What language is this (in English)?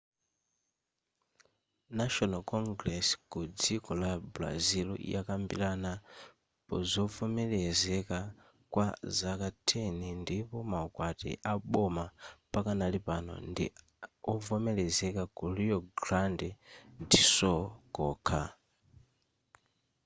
Nyanja